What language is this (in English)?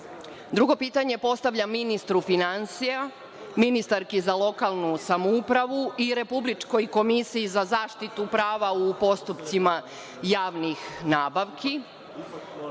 Serbian